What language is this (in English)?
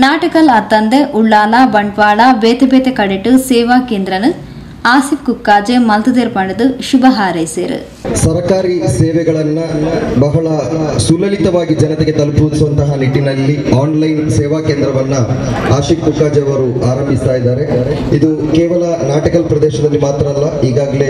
Arabic